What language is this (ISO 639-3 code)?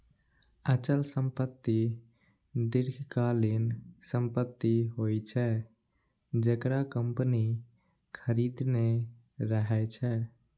mai